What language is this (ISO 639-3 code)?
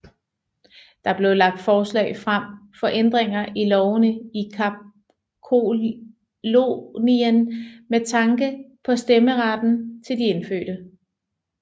dan